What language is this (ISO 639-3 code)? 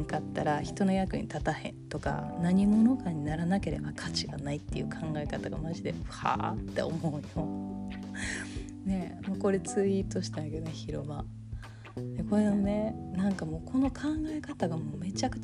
jpn